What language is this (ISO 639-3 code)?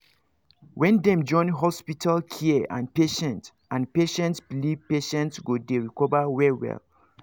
pcm